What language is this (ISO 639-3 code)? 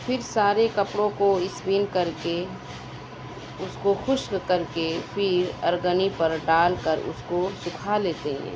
urd